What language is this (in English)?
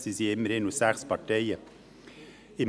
Swiss German